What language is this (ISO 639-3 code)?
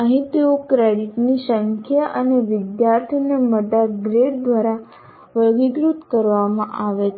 guj